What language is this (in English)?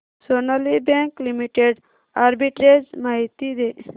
Marathi